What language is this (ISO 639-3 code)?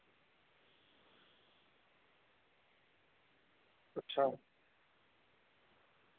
doi